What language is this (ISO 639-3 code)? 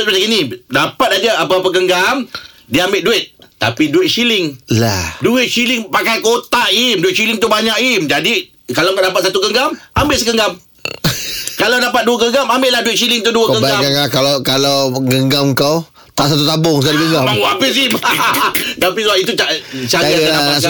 msa